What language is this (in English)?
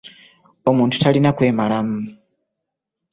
Ganda